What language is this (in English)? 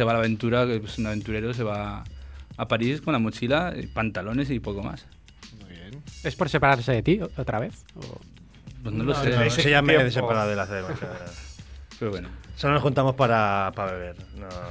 Spanish